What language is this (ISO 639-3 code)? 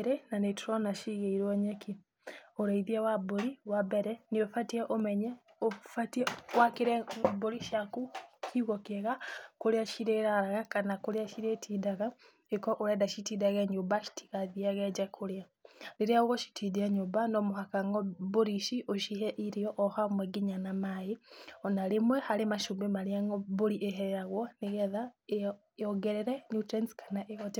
kik